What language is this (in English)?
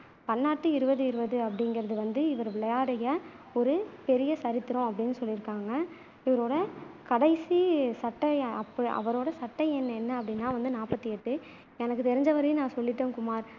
Tamil